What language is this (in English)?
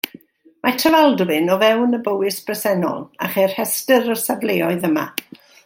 Welsh